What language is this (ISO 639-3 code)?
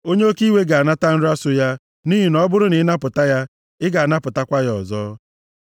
ibo